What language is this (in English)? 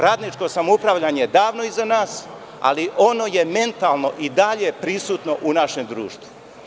Serbian